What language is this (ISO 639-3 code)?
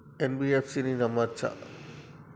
tel